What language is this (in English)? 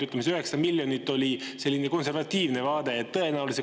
Estonian